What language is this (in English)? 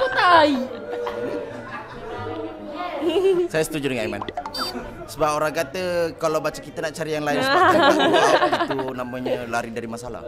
Malay